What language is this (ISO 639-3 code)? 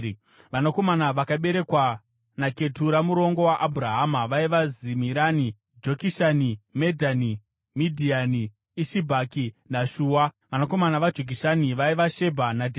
sna